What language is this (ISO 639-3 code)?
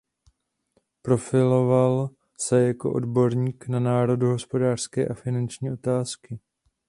ces